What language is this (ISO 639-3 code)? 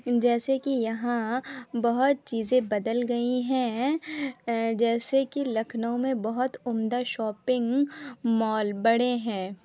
urd